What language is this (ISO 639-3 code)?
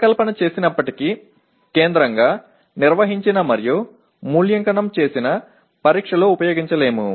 tel